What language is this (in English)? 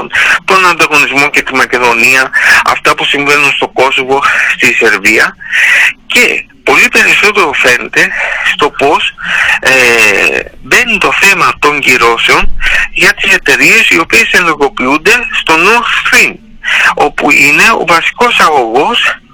Greek